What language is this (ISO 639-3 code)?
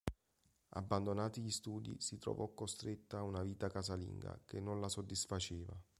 ita